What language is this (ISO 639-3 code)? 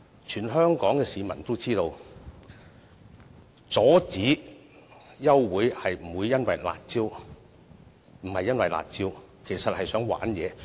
yue